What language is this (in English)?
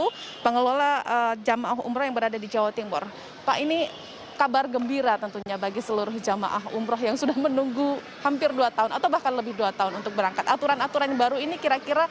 Indonesian